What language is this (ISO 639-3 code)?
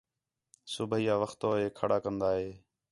xhe